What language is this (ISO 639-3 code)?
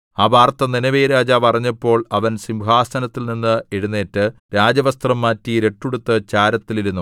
mal